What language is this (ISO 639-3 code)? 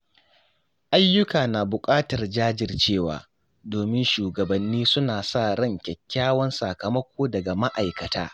hau